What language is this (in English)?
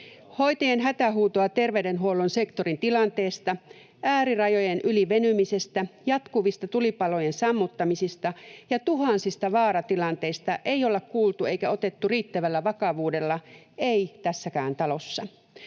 Finnish